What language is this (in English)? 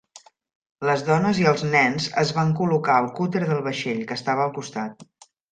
Catalan